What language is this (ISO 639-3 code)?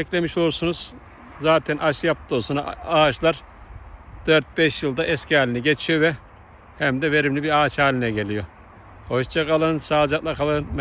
tur